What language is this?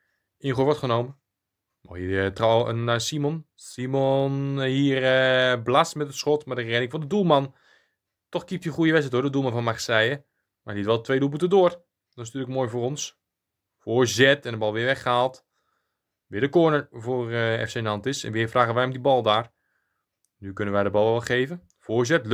Dutch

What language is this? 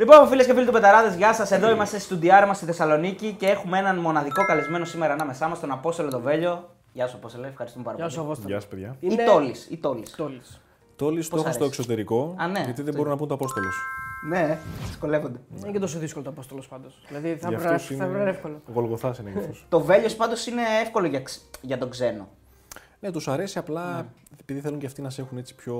Greek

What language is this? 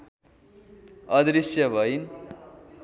Nepali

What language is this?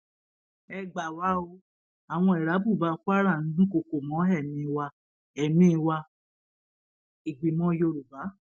Yoruba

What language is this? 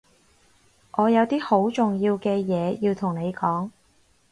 Cantonese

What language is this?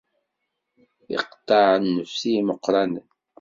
Kabyle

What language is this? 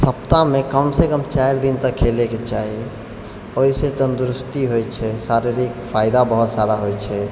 Maithili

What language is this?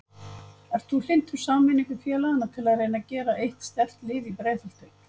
Icelandic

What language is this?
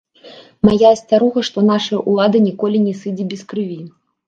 Belarusian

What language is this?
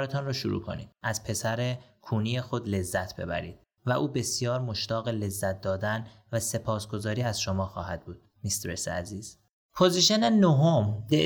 Persian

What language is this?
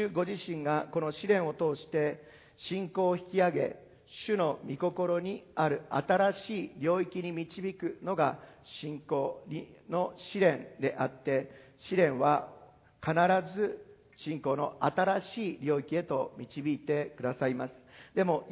Japanese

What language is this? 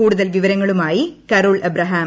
Malayalam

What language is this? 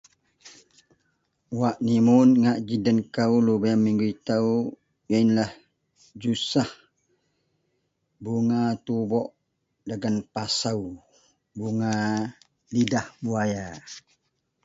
Central Melanau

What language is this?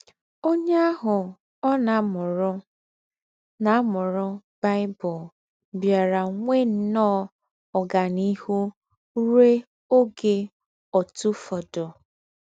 Igbo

